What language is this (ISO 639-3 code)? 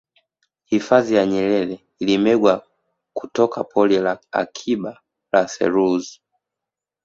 swa